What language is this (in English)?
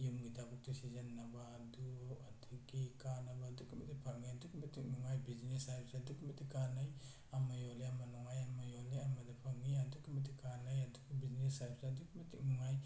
Manipuri